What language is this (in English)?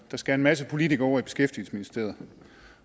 Danish